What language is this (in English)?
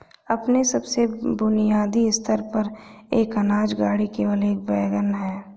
Hindi